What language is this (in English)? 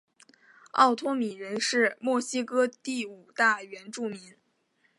Chinese